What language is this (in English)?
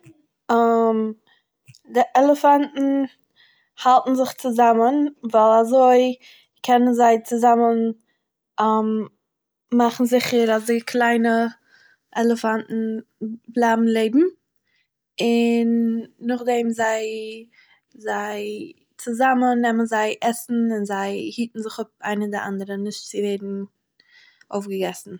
Yiddish